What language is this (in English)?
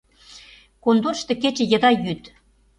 Mari